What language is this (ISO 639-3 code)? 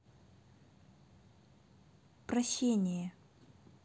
rus